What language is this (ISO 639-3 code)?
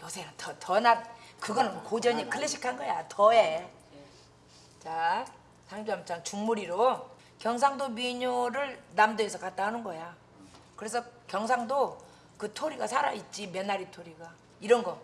kor